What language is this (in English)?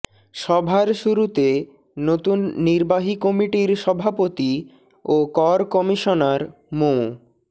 Bangla